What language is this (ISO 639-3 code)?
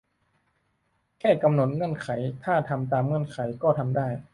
tha